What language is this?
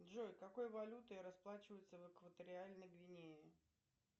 Russian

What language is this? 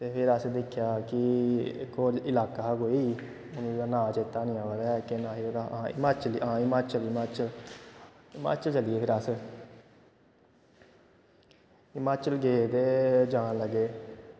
Dogri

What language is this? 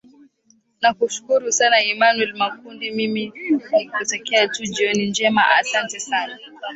Swahili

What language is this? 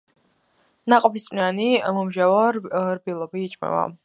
Georgian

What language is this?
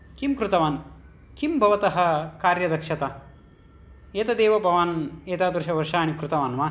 Sanskrit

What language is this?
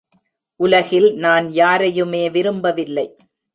Tamil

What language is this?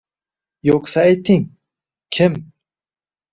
Uzbek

